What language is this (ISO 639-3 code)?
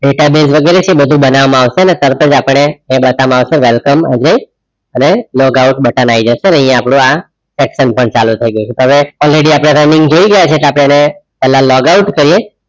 guj